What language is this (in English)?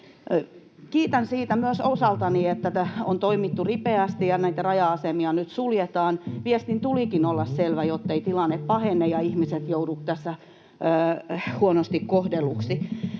Finnish